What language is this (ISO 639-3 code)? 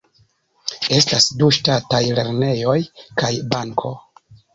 epo